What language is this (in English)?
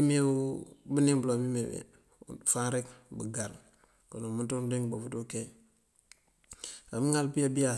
Mandjak